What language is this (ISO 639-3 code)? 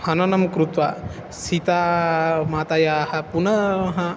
san